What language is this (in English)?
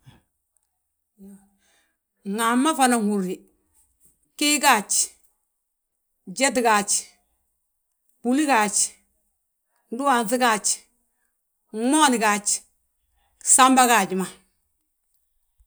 Balanta-Ganja